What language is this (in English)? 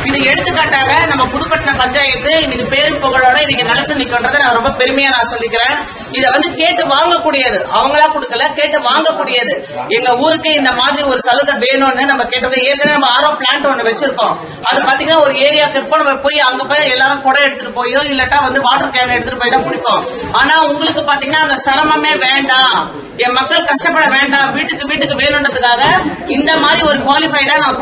Tamil